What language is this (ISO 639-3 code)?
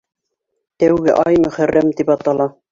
bak